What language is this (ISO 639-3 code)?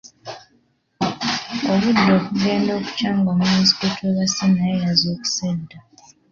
lug